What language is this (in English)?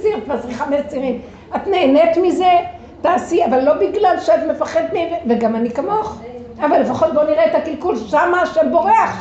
Hebrew